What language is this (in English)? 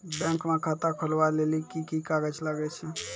Maithili